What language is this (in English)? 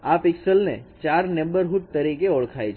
Gujarati